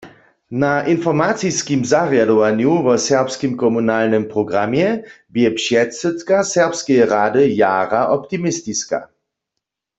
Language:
Upper Sorbian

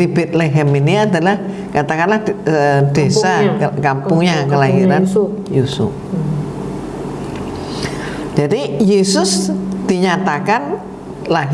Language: Indonesian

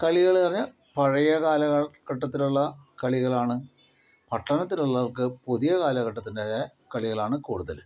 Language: Malayalam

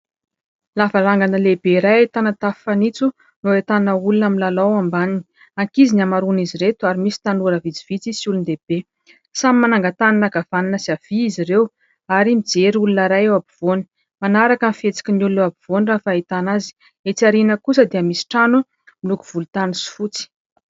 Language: Malagasy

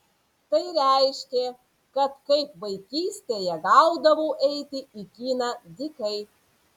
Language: Lithuanian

